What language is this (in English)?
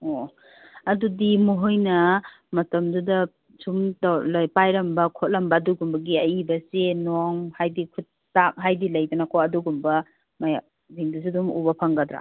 Manipuri